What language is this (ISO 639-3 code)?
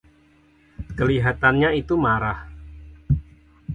ind